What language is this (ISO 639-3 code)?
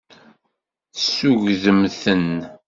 kab